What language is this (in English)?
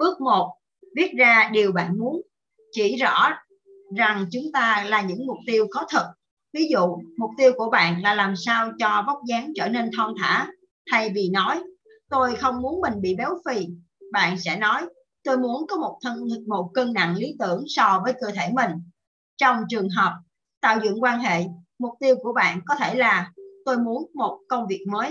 Vietnamese